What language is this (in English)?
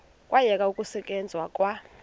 Xhosa